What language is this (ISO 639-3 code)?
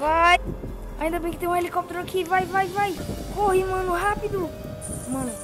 por